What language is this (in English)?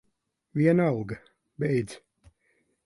Latvian